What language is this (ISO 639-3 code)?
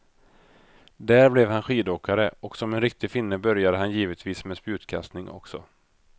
swe